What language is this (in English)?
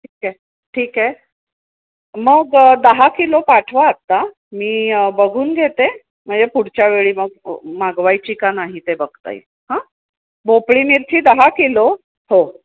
Marathi